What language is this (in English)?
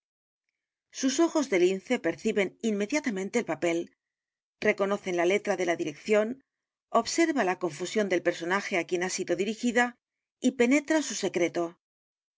Spanish